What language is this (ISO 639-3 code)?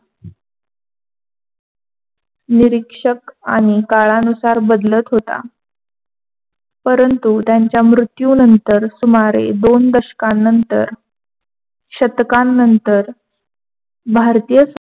mar